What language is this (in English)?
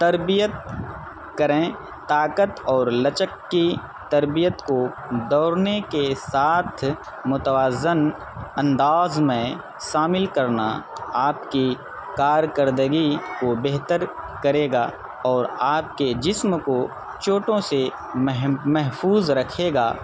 Urdu